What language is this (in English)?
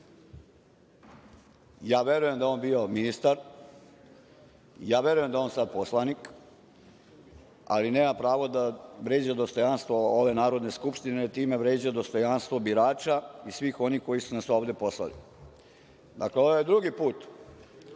Serbian